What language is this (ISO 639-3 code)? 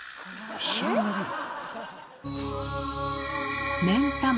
jpn